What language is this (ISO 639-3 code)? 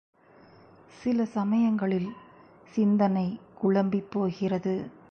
tam